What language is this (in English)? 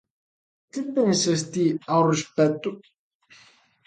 Galician